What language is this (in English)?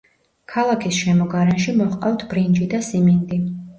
Georgian